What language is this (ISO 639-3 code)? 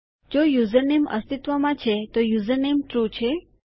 guj